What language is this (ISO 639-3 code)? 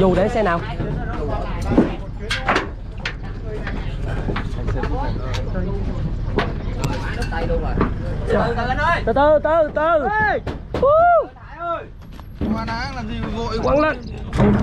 vie